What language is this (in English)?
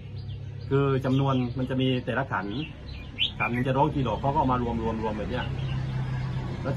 Thai